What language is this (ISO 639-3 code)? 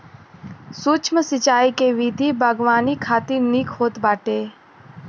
bho